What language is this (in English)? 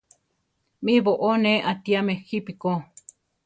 Central Tarahumara